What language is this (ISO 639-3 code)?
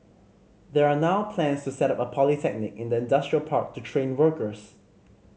eng